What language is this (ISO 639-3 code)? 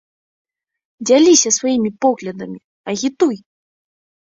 bel